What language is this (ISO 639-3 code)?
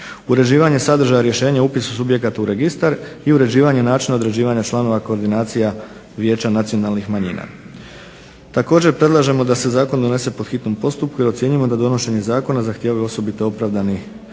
hrv